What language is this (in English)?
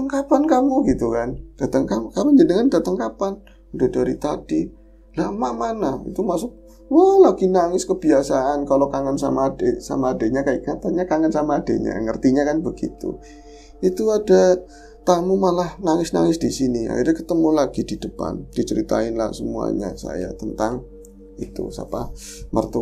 Indonesian